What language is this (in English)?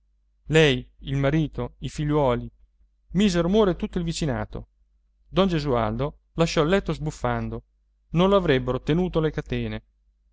Italian